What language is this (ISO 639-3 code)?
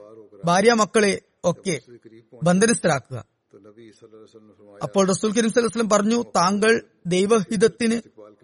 mal